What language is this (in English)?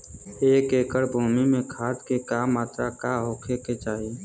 Bhojpuri